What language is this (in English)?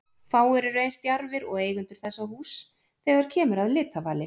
Icelandic